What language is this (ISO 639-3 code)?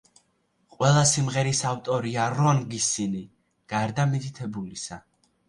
kat